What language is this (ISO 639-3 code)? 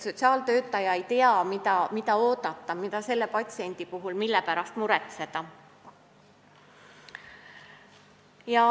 est